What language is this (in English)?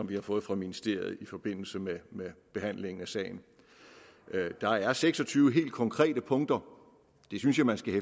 Danish